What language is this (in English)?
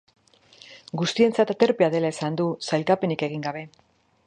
Basque